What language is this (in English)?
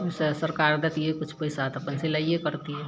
Maithili